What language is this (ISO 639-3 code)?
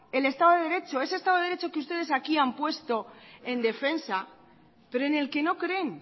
spa